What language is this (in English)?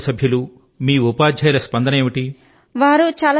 Telugu